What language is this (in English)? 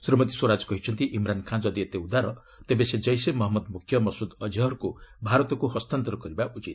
Odia